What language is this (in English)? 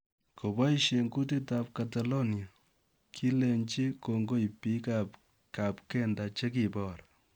Kalenjin